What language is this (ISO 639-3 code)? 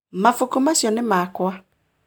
kik